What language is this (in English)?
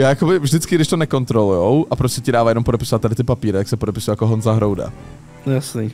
Czech